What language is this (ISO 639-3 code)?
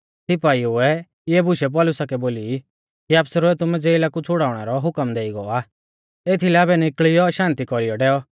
bfz